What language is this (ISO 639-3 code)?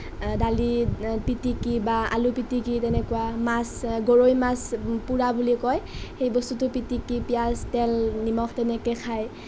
asm